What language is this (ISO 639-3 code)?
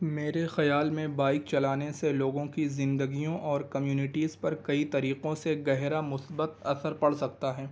urd